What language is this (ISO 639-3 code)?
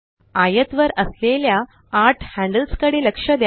mar